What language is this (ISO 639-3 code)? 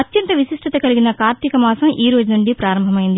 tel